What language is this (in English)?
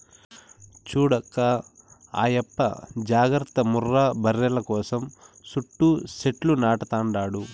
Telugu